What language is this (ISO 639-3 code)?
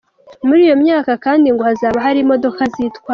kin